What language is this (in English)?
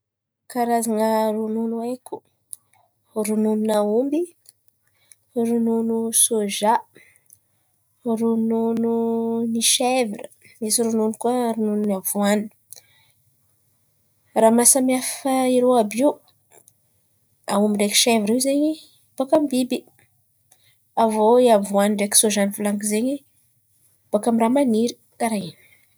Antankarana Malagasy